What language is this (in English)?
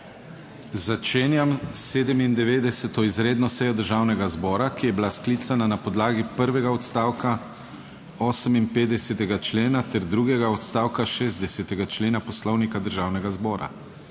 Slovenian